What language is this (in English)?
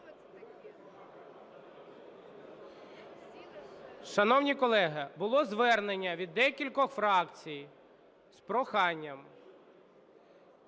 Ukrainian